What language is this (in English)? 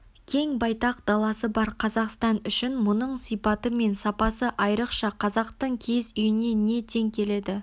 Kazakh